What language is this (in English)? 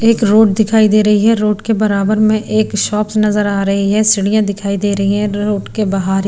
Hindi